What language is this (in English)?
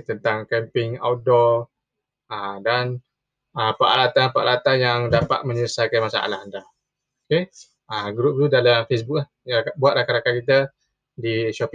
Malay